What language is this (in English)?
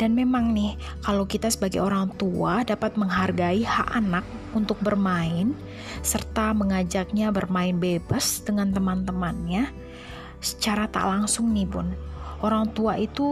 Indonesian